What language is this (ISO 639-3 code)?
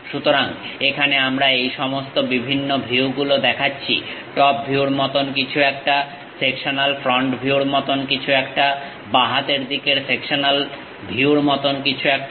ben